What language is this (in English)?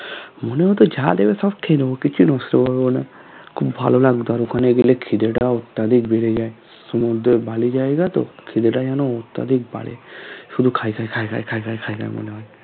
Bangla